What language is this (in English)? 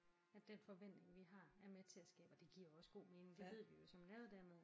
Danish